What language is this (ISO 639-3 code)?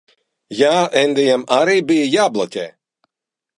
lav